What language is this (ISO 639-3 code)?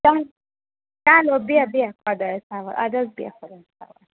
kas